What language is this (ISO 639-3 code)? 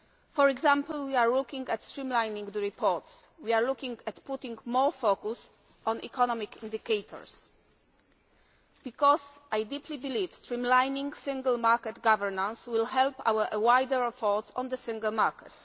eng